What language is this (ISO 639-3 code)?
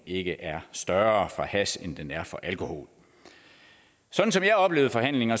dan